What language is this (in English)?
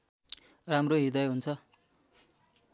Nepali